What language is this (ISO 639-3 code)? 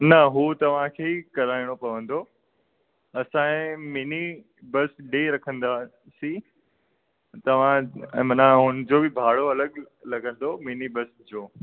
snd